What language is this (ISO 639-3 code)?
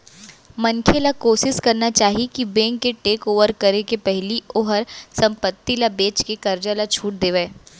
hne